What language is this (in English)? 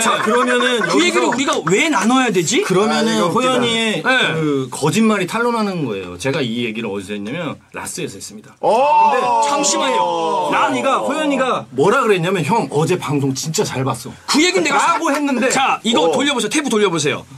Korean